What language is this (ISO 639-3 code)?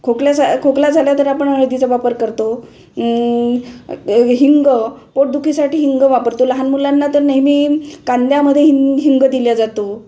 mar